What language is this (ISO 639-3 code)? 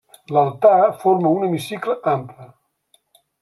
cat